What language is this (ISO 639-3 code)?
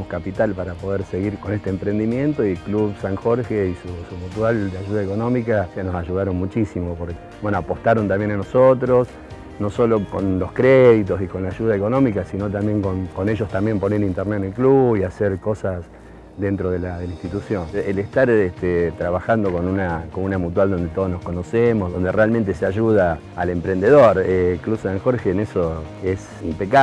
spa